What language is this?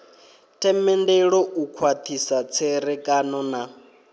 Venda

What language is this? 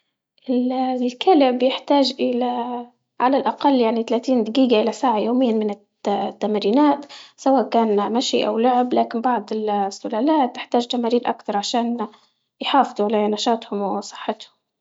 Libyan Arabic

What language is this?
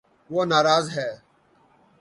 Urdu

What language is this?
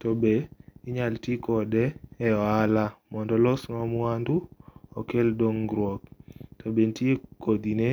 Luo (Kenya and Tanzania)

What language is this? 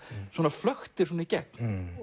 Icelandic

